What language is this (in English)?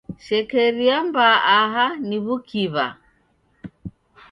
Taita